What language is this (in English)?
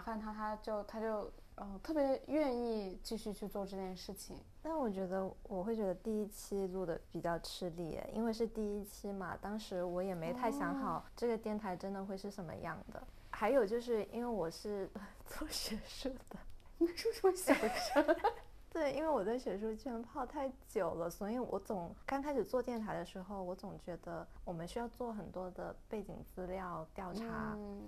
Chinese